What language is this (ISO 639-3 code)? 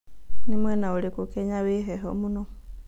kik